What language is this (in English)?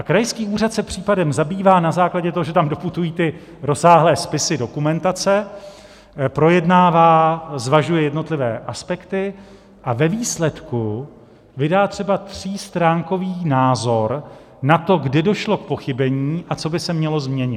Czech